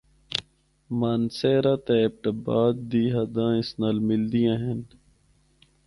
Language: Northern Hindko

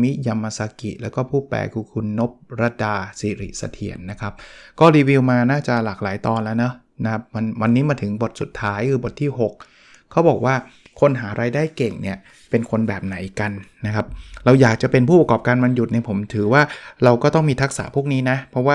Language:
Thai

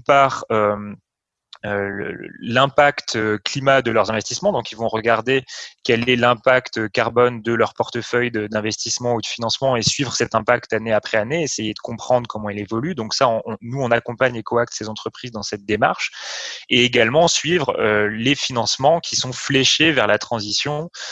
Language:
French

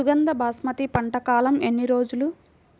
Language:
Telugu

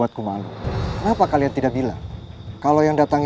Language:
Indonesian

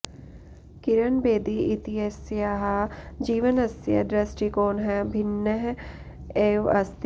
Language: Sanskrit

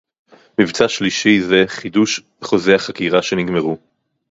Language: Hebrew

